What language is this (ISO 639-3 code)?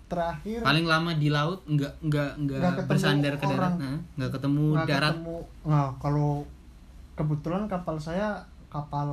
ind